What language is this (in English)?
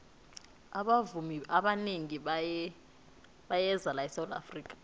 South Ndebele